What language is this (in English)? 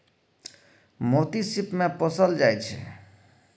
Maithili